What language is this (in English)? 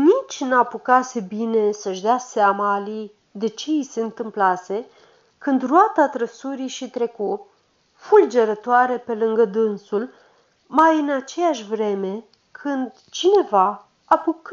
Romanian